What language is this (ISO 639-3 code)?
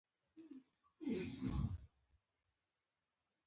pus